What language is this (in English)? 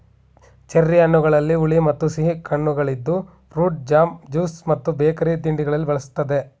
Kannada